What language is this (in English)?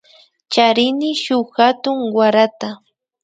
Imbabura Highland Quichua